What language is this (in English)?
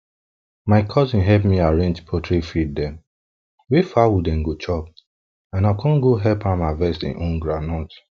Nigerian Pidgin